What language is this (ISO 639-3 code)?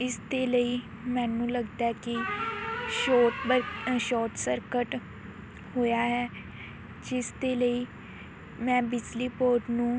pan